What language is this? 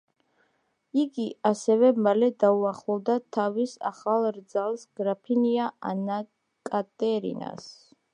Georgian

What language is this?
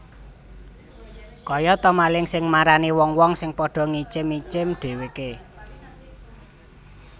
Javanese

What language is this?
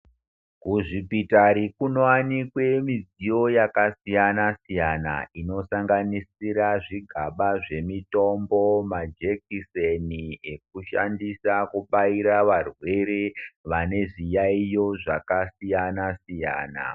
Ndau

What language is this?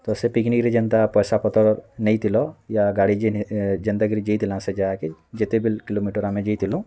Odia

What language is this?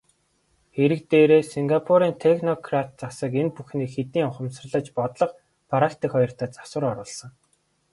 Mongolian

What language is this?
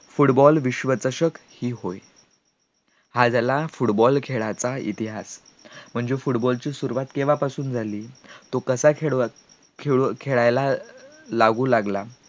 Marathi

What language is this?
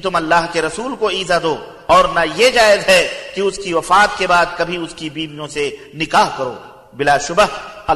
Arabic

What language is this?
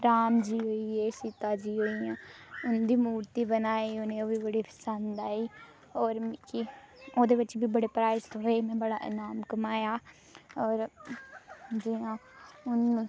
Dogri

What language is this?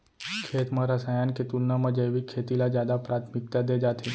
Chhattisgarhi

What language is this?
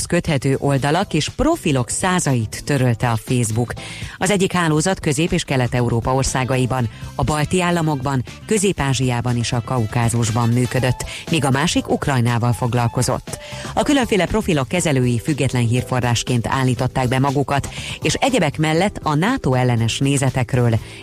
Hungarian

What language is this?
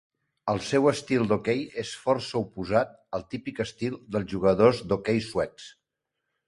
Catalan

